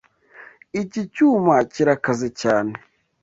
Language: Kinyarwanda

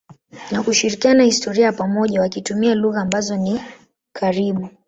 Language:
Swahili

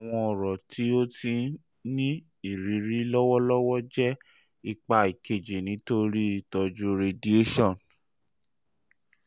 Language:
Yoruba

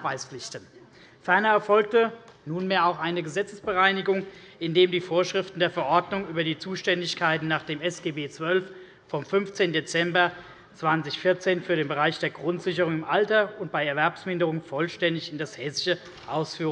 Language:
German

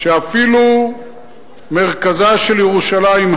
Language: Hebrew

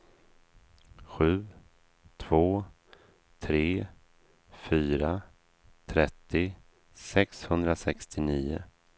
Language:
Swedish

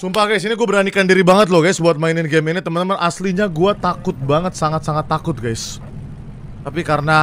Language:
Indonesian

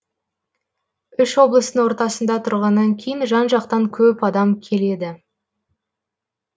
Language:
Kazakh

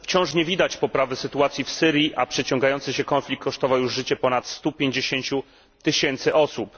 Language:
Polish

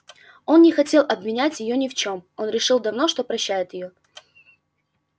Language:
Russian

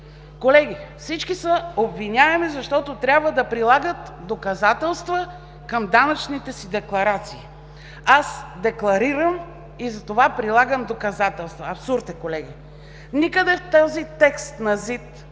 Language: Bulgarian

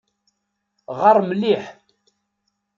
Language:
Kabyle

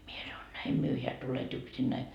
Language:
Finnish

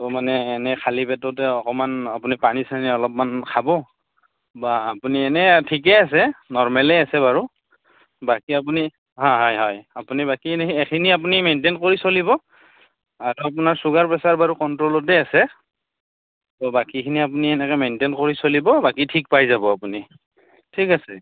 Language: Assamese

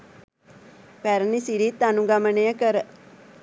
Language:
Sinhala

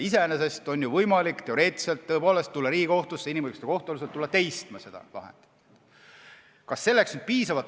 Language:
Estonian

